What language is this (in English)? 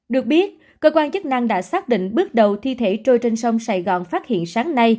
Vietnamese